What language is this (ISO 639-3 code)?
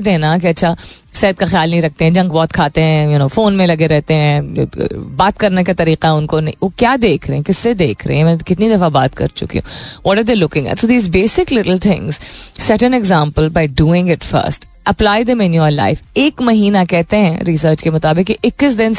hin